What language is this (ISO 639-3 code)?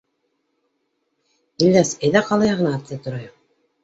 bak